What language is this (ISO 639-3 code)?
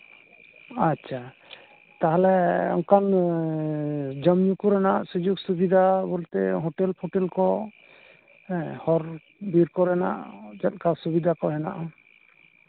sat